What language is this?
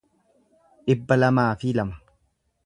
Oromo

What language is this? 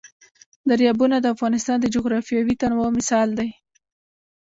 Pashto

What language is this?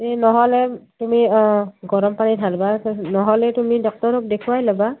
Assamese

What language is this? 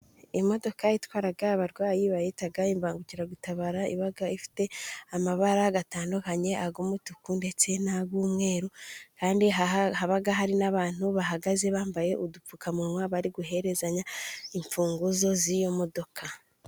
Kinyarwanda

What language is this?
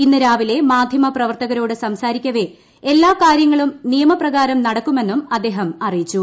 Malayalam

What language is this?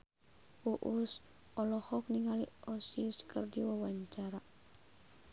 Sundanese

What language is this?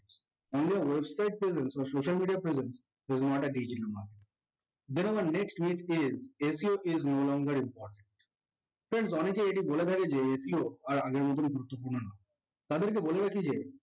Bangla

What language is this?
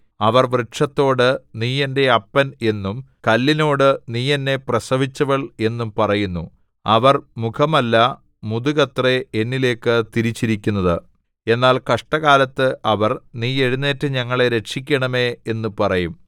Malayalam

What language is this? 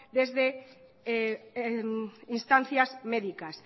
Spanish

